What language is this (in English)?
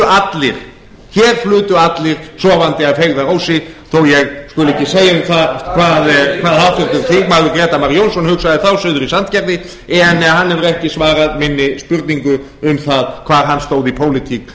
Icelandic